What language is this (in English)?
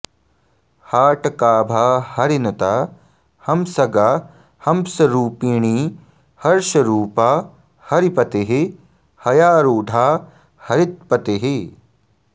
Sanskrit